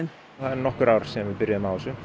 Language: Icelandic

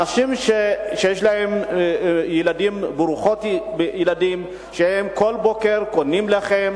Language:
Hebrew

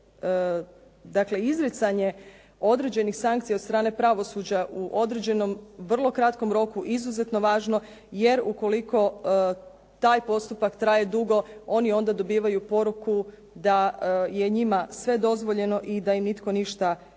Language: Croatian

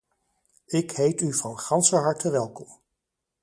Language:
Dutch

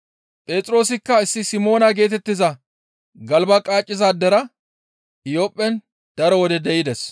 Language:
Gamo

